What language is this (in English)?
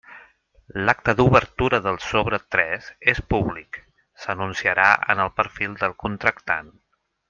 Catalan